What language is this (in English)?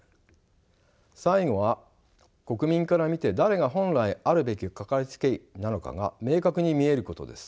Japanese